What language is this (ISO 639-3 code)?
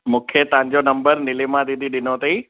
snd